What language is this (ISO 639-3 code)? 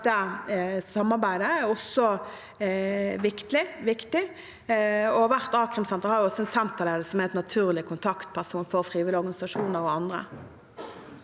nor